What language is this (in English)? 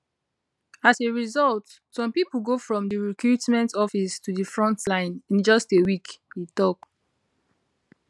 Nigerian Pidgin